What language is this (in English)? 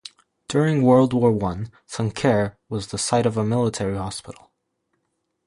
English